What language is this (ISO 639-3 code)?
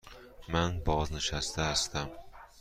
fas